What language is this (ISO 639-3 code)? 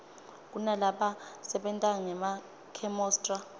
ssw